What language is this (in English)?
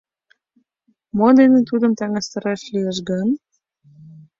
Mari